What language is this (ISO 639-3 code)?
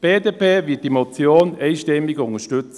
gsw